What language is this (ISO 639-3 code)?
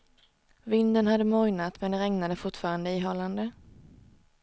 swe